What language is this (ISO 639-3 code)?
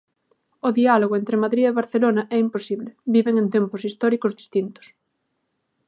glg